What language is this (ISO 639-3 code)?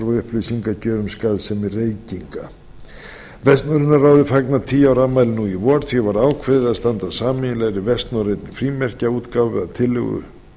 isl